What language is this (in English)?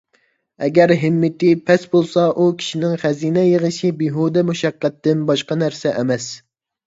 Uyghur